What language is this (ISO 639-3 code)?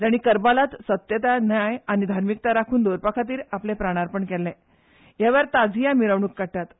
kok